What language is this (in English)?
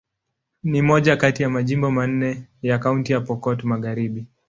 Swahili